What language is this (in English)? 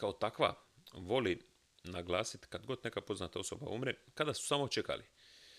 Croatian